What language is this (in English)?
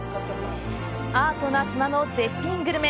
Japanese